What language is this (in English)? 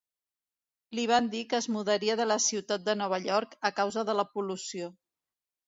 Catalan